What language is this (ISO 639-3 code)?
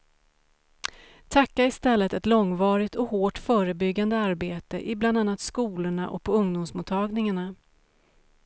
swe